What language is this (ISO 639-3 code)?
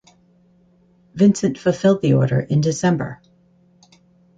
eng